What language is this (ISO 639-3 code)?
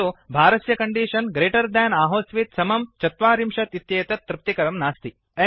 san